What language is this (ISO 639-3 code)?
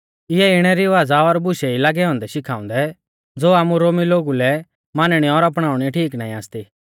bfz